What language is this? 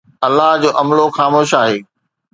Sindhi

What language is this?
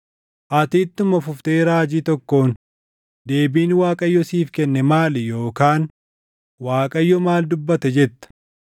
Oromo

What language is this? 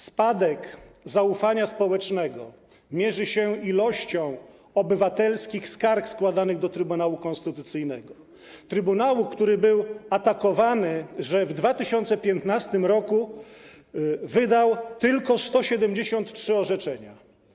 Polish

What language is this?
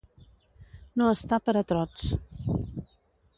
Catalan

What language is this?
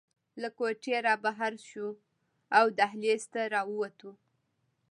Pashto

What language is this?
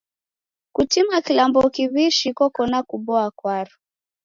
Taita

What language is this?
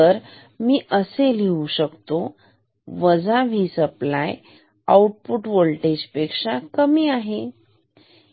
Marathi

